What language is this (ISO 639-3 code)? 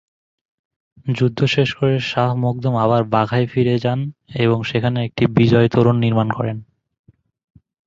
ben